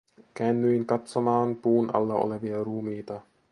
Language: Finnish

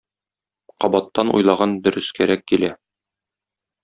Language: Tatar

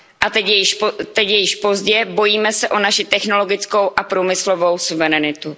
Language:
Czech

